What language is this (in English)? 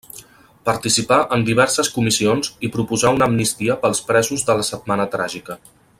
Catalan